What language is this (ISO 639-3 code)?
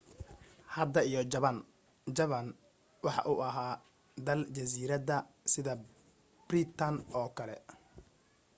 som